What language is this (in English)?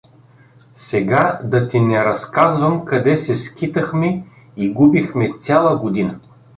Bulgarian